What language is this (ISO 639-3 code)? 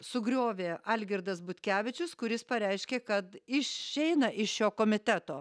lit